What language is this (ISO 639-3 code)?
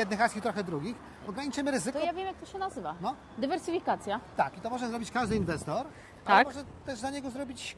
pol